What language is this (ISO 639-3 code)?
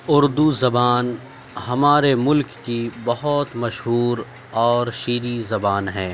urd